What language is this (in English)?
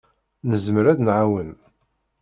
Kabyle